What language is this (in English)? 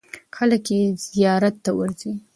Pashto